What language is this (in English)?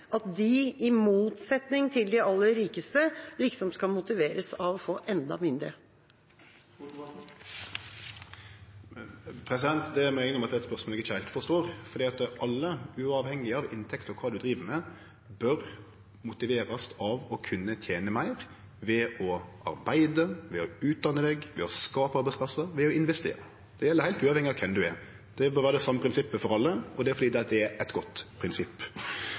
Norwegian